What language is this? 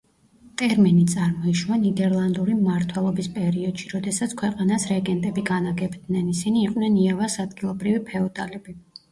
Georgian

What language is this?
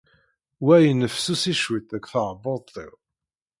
Kabyle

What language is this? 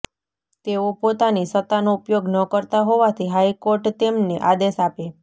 Gujarati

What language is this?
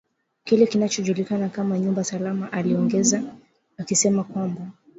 Swahili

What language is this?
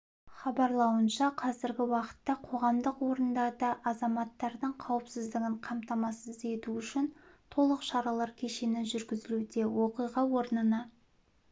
Kazakh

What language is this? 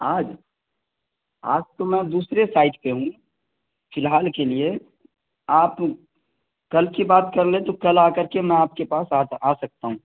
Urdu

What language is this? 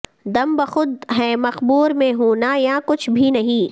Urdu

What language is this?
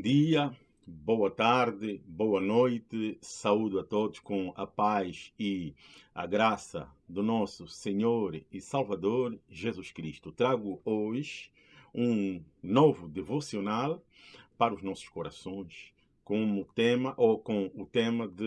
Portuguese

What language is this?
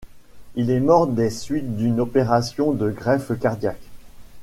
French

